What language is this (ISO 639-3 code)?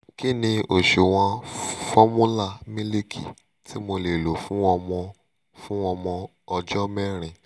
yor